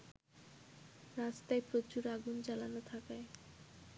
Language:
Bangla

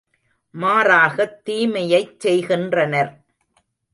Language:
Tamil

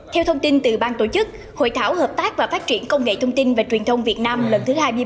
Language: Vietnamese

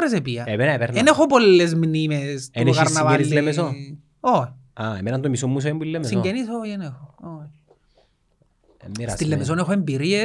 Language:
Greek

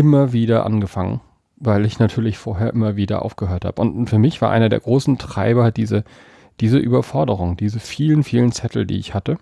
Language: German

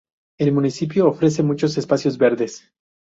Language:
Spanish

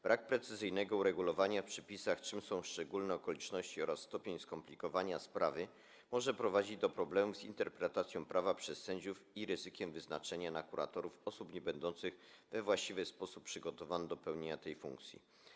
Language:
Polish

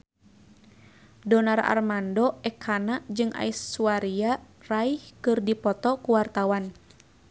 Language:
Sundanese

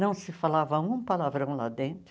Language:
Portuguese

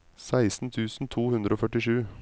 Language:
Norwegian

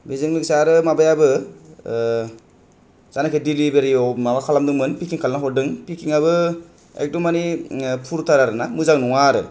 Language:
Bodo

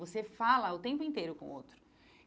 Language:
Portuguese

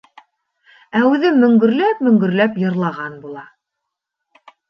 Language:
Bashkir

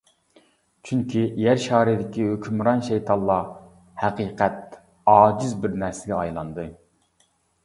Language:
Uyghur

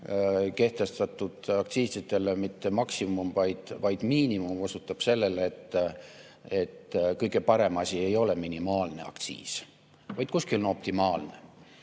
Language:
Estonian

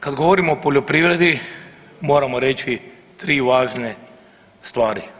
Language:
Croatian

